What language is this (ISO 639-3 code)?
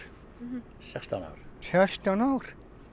isl